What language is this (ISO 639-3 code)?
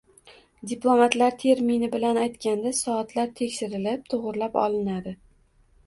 uzb